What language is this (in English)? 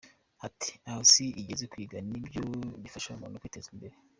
Kinyarwanda